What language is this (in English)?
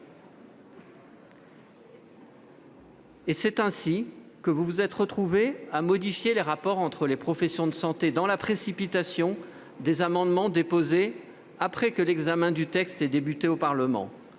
French